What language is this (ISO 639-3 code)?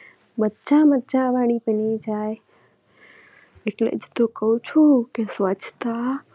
guj